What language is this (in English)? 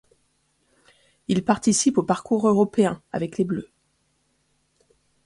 French